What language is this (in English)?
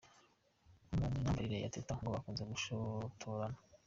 Kinyarwanda